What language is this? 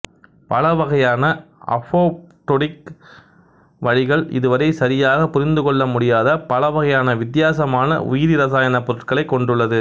Tamil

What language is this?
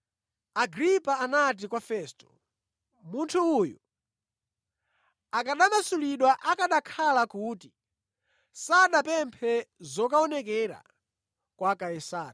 Nyanja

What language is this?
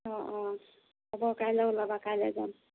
Assamese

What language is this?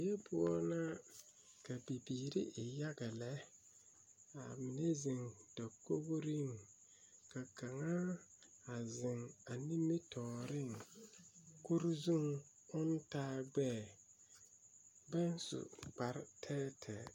Southern Dagaare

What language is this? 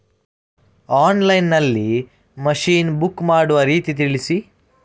Kannada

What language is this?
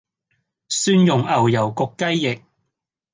Cantonese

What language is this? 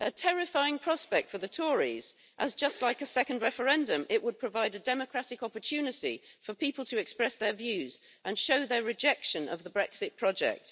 English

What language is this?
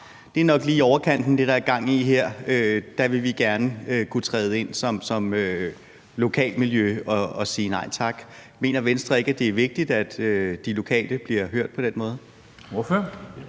Danish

